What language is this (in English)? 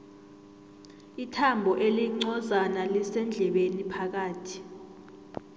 South Ndebele